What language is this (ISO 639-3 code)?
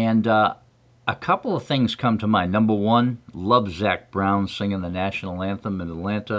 eng